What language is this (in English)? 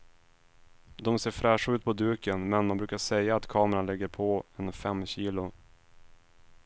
Swedish